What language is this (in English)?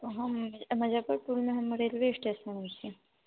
Maithili